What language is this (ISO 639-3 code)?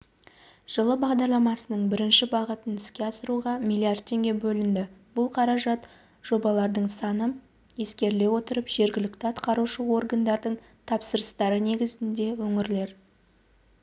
kaz